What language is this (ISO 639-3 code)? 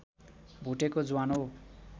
nep